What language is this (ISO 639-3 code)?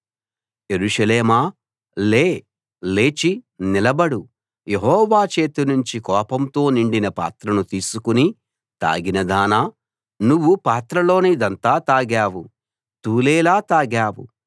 tel